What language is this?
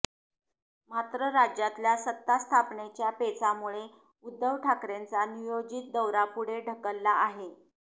Marathi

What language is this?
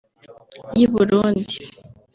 Kinyarwanda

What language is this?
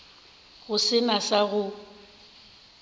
Northern Sotho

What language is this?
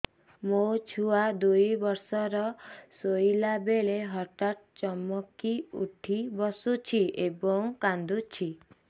Odia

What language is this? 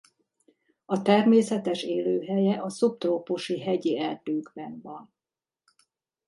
Hungarian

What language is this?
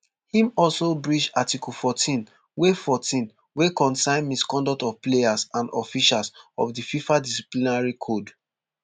Nigerian Pidgin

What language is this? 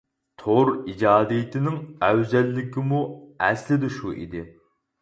Uyghur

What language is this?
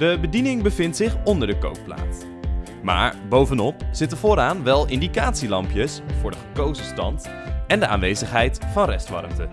Dutch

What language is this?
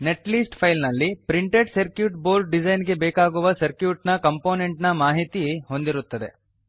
Kannada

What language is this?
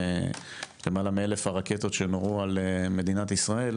Hebrew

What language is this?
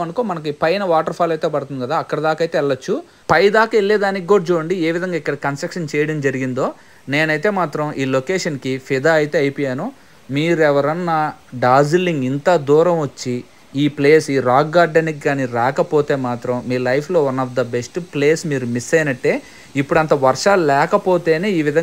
Telugu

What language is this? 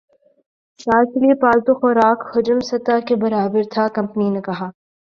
Urdu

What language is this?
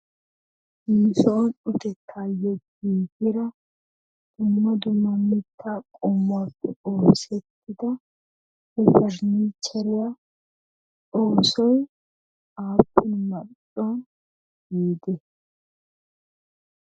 Wolaytta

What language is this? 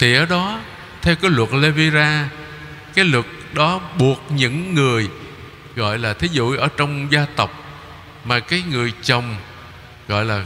Vietnamese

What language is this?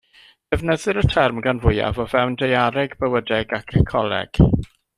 Welsh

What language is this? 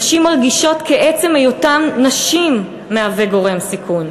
Hebrew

